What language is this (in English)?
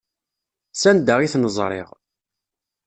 Kabyle